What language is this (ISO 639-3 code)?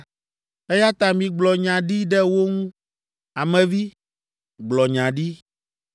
ewe